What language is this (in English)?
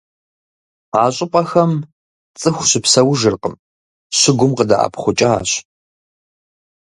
Kabardian